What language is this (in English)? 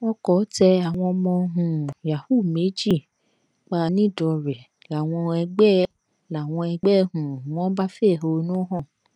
Yoruba